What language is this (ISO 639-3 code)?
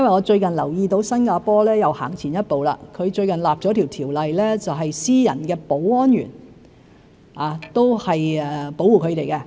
yue